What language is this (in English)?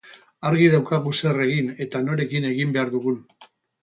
Basque